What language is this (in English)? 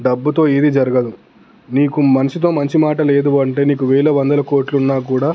Telugu